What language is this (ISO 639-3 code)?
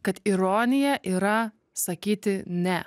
lit